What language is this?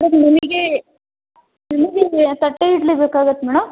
Kannada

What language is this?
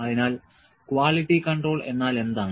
Malayalam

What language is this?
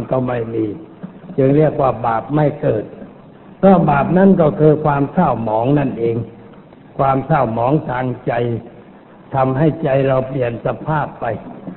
Thai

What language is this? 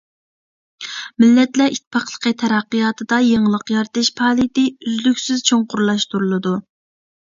Uyghur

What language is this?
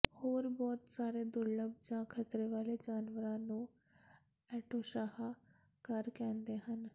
Punjabi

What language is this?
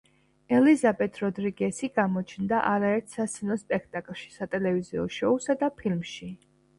Georgian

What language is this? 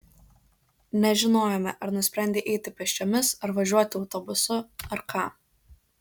Lithuanian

